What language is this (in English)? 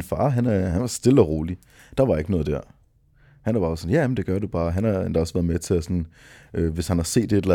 Danish